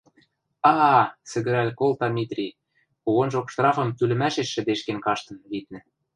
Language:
Western Mari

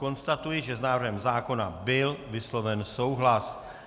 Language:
Czech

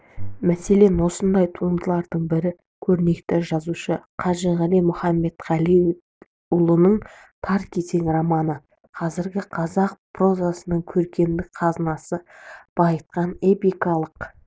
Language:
Kazakh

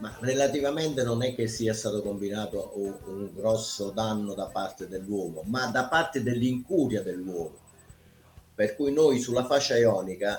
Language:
Italian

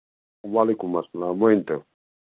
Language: Kashmiri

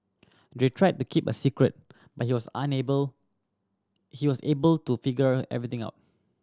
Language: English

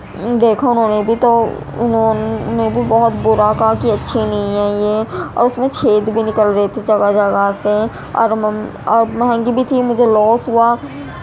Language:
Urdu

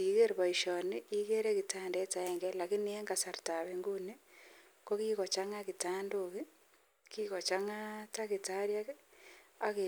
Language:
Kalenjin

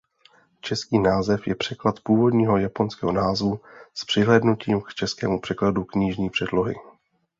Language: Czech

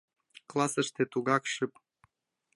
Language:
Mari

